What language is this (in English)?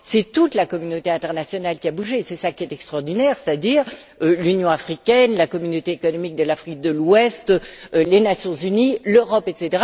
French